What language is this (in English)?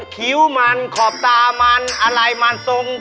Thai